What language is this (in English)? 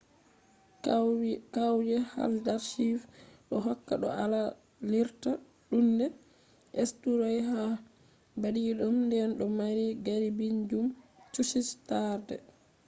Fula